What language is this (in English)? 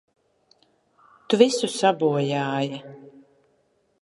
Latvian